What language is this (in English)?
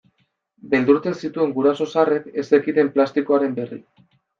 Basque